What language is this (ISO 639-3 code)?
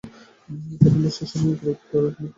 ben